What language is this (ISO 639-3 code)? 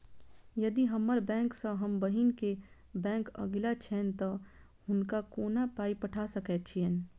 mai